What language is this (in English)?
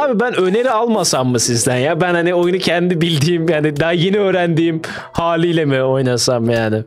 Turkish